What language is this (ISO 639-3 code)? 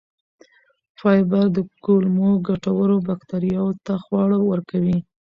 pus